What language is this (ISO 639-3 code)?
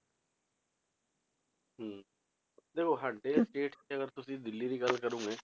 pan